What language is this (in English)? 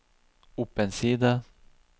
Norwegian